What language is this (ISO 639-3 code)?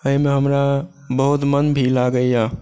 mai